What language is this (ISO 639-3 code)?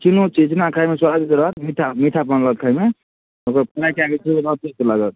mai